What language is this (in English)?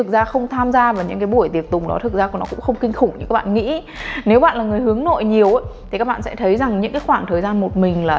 Vietnamese